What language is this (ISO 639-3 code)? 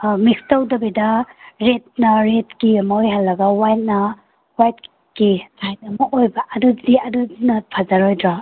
mni